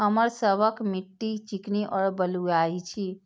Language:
Maithili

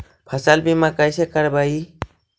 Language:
Magahi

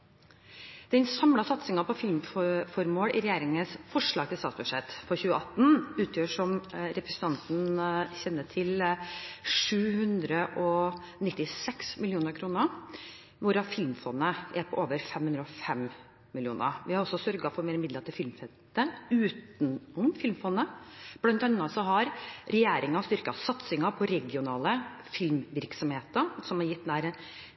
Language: Norwegian Bokmål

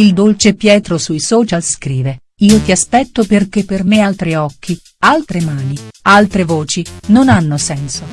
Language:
Italian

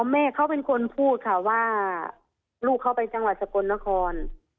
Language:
Thai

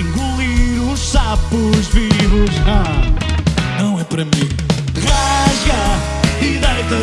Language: Portuguese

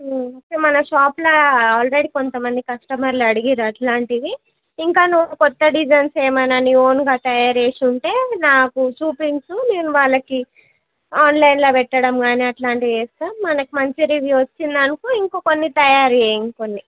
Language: Telugu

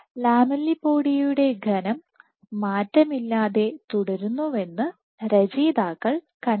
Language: Malayalam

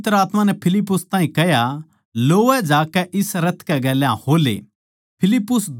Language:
Haryanvi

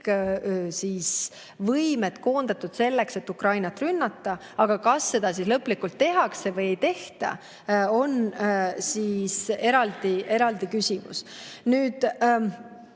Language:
Estonian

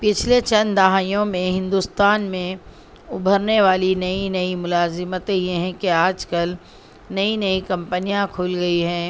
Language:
Urdu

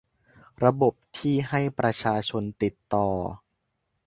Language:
Thai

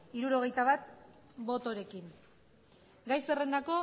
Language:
Basque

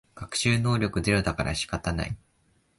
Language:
Japanese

